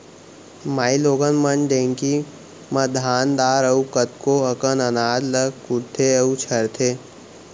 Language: Chhattisgarhi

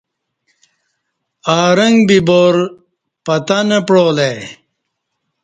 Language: Kati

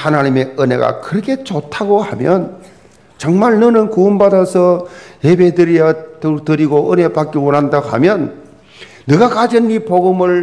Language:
Korean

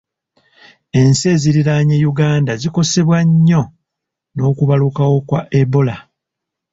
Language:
Ganda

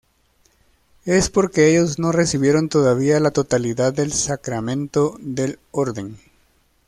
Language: Spanish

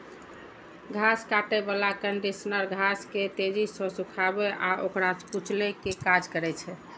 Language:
Maithili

